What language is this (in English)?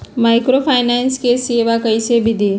Magahi